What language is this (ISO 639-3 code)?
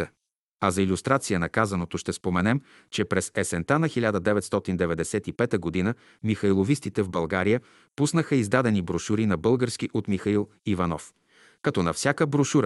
bul